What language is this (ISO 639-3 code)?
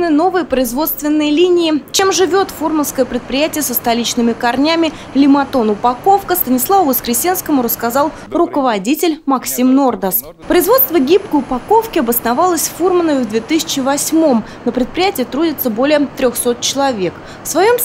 rus